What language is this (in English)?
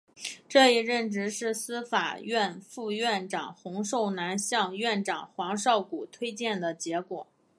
Chinese